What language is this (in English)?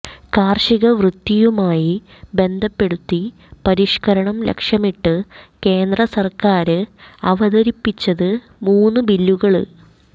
Malayalam